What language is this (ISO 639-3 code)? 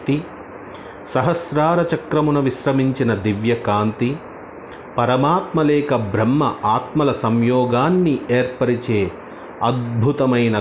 tel